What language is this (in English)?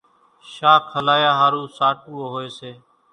Kachi Koli